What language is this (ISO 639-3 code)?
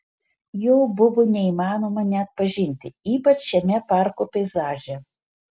lit